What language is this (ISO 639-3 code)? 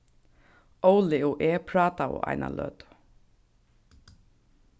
fao